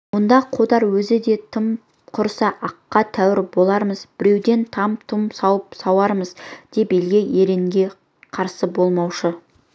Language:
Kazakh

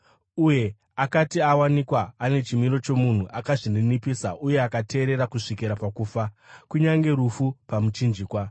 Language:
Shona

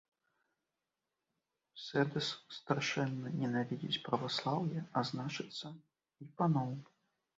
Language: Belarusian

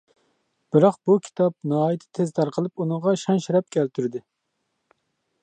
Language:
Uyghur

